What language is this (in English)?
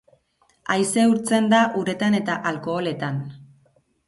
Basque